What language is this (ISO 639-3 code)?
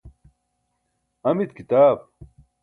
bsk